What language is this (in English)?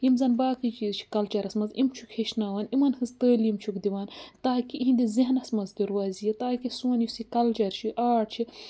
Kashmiri